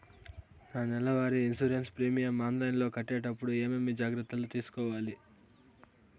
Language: Telugu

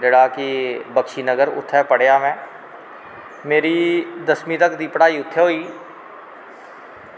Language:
Dogri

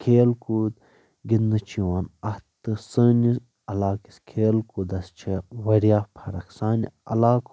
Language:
Kashmiri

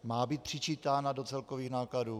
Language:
Czech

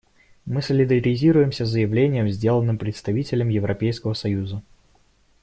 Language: Russian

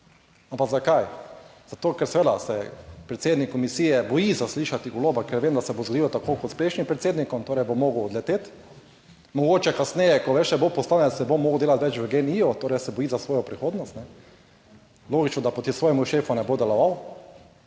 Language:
Slovenian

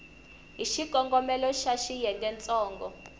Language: Tsonga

